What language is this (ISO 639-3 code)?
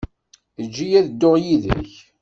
kab